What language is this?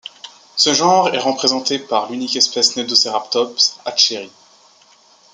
French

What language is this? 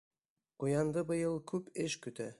Bashkir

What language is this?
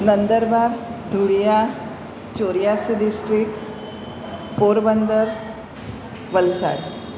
Gujarati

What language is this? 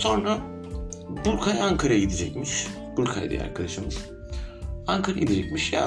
Turkish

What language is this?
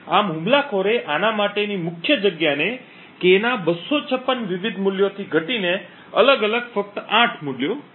Gujarati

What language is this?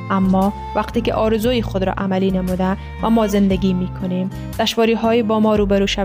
Persian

